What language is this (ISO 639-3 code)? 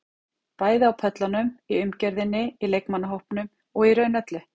isl